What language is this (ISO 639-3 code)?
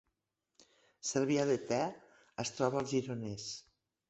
cat